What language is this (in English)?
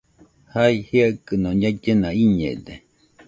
Nüpode Huitoto